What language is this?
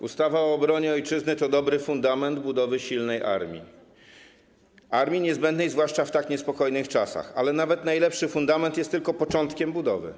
Polish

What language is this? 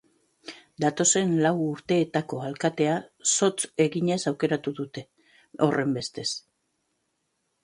Basque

